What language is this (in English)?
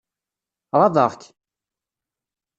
Kabyle